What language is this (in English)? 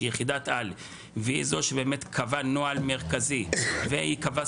Hebrew